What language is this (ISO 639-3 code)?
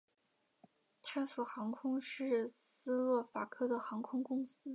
zho